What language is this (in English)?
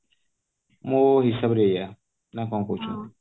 Odia